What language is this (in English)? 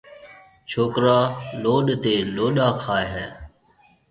Marwari (Pakistan)